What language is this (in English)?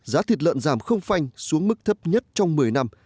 Vietnamese